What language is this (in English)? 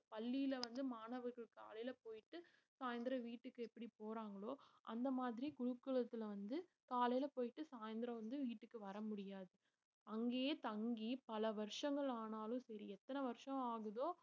Tamil